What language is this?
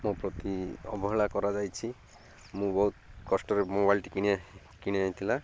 Odia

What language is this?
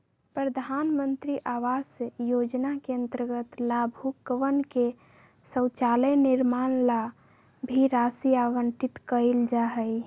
Magahi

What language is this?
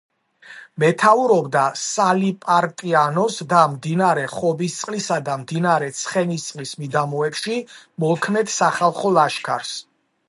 Georgian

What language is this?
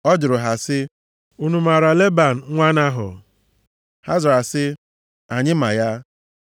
Igbo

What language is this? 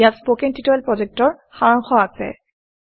Assamese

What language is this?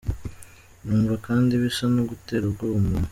Kinyarwanda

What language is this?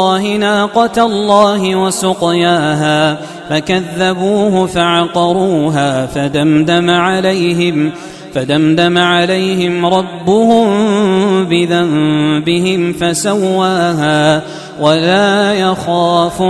Arabic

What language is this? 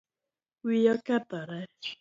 Luo (Kenya and Tanzania)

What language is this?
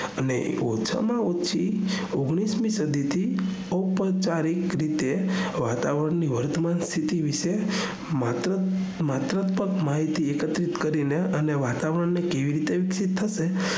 Gujarati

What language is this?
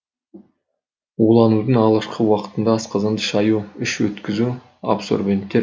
Kazakh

